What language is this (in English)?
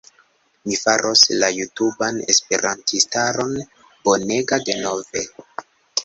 Esperanto